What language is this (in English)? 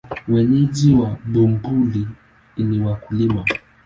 Swahili